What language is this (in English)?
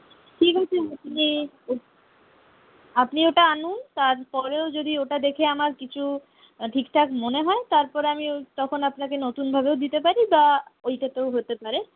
Bangla